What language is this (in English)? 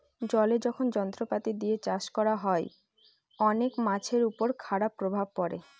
Bangla